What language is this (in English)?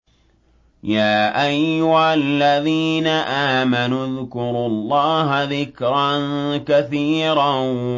Arabic